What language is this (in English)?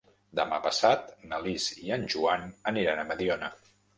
Catalan